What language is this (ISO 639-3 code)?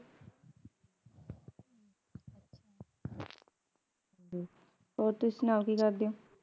pan